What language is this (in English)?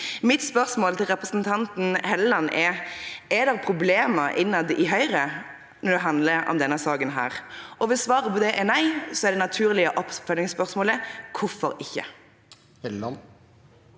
Norwegian